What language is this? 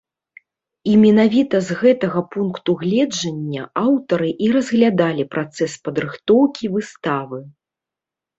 Belarusian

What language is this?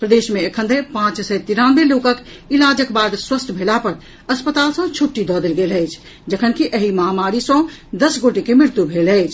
Maithili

